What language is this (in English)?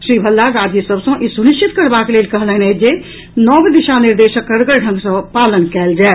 Maithili